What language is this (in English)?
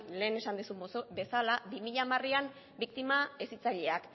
Basque